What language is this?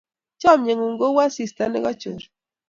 Kalenjin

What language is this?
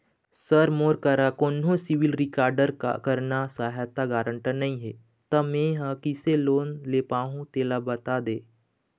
Chhattisgarhi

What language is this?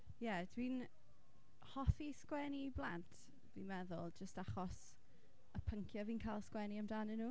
Welsh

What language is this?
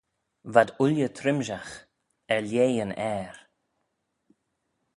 Manx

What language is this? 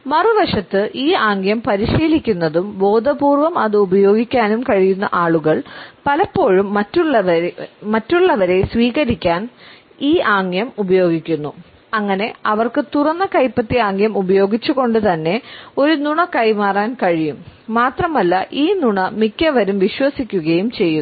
Malayalam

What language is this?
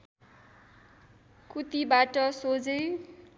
Nepali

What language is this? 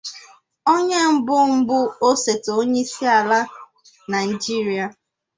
Igbo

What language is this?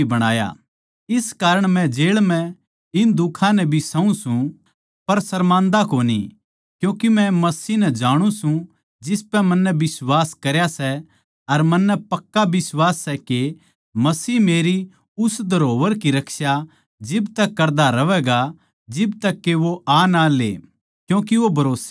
Haryanvi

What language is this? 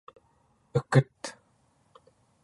Central Yupik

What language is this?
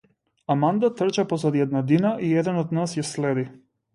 Macedonian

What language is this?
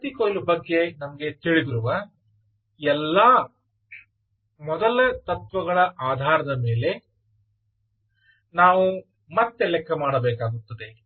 Kannada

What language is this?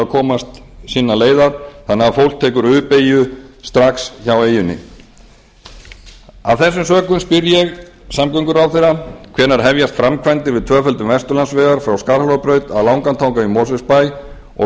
Icelandic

